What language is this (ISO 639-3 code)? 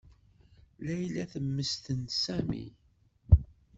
kab